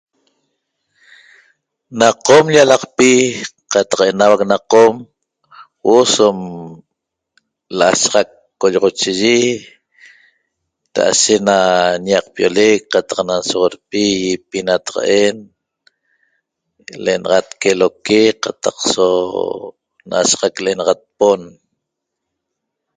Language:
Toba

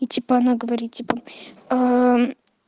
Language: Russian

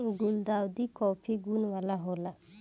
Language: Bhojpuri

